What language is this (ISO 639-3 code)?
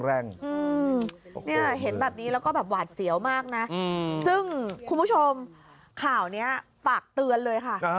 tha